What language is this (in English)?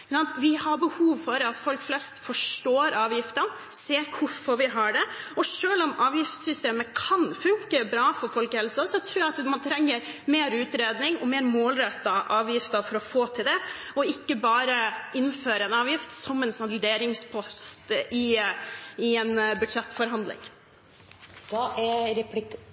Norwegian